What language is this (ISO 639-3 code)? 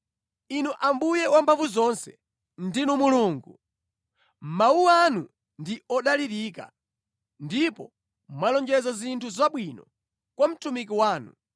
nya